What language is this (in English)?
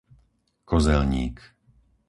Slovak